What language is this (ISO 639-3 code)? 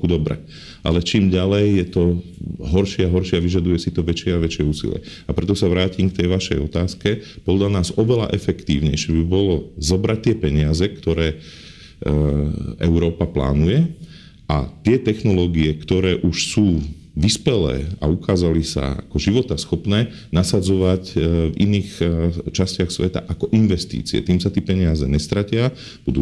slk